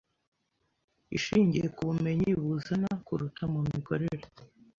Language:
Kinyarwanda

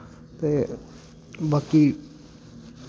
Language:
Dogri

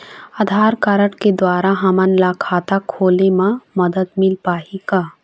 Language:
Chhattisgarhi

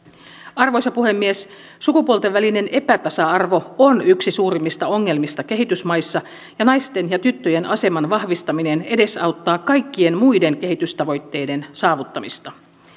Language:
Finnish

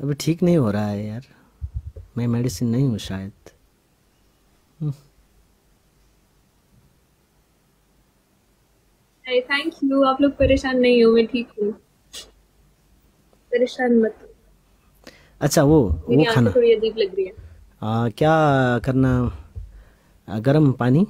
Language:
Hindi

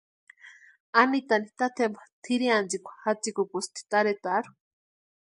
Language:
Western Highland Purepecha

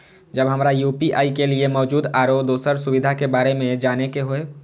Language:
Maithili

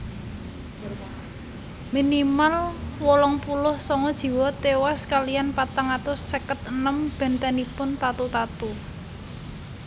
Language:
Javanese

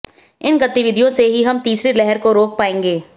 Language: Hindi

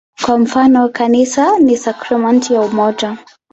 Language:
Swahili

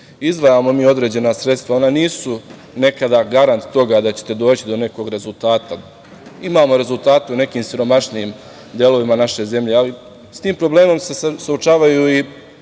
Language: Serbian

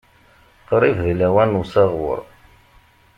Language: Kabyle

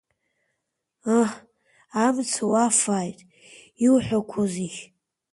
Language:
Abkhazian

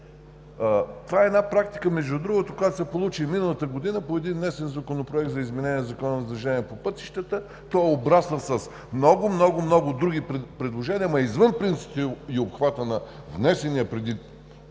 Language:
Bulgarian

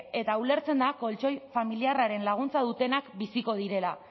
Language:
Basque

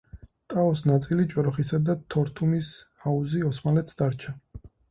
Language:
Georgian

